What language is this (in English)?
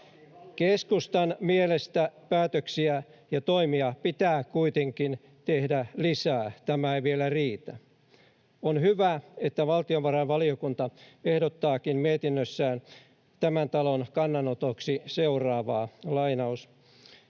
Finnish